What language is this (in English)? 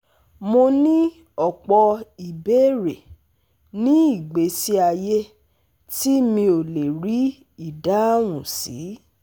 Yoruba